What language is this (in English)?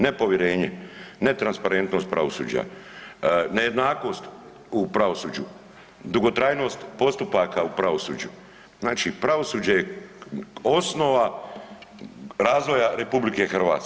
Croatian